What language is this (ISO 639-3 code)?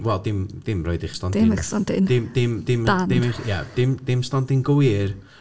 cym